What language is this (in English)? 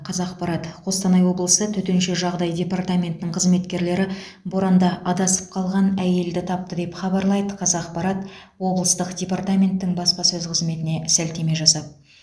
Kazakh